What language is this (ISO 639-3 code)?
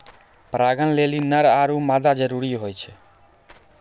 mai